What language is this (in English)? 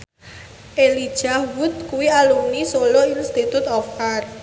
Javanese